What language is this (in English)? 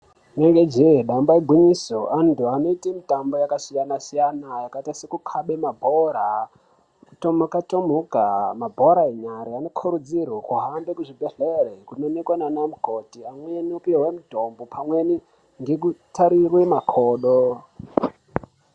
Ndau